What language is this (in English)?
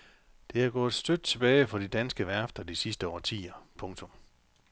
Danish